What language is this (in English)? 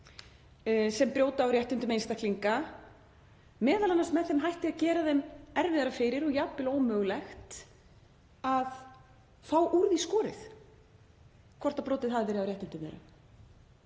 Icelandic